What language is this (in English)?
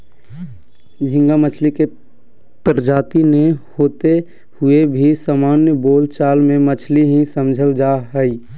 Magahi